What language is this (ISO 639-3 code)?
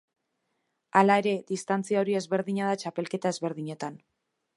eus